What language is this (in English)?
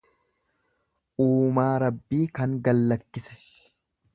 Oromo